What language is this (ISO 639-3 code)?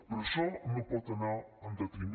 cat